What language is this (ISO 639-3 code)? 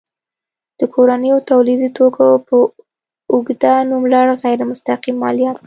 pus